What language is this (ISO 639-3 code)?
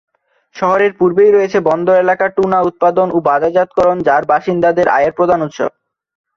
ben